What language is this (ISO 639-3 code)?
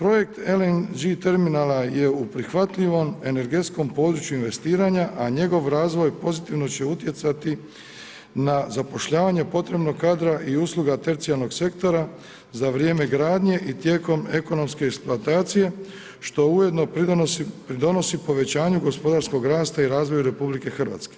hrv